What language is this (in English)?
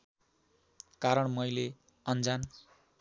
Nepali